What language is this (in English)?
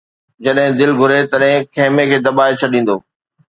Sindhi